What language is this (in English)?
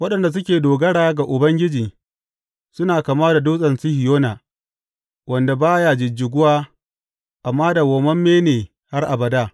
Hausa